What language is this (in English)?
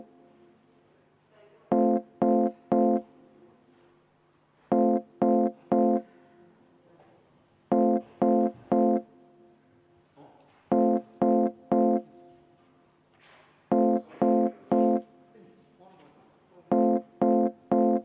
Estonian